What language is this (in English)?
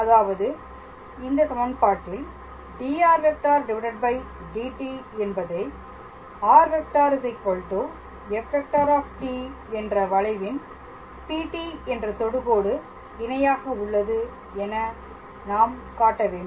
Tamil